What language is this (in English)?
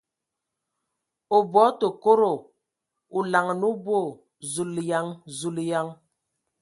Ewondo